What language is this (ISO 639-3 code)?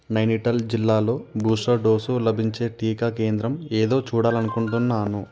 tel